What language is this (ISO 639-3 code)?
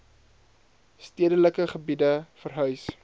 afr